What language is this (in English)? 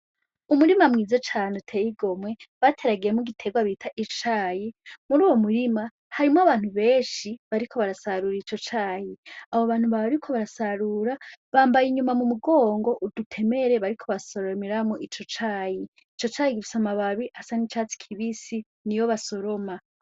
Rundi